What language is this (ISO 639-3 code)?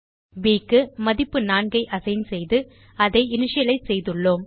tam